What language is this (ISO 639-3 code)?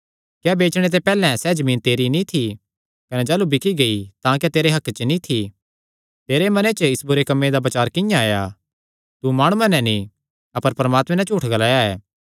xnr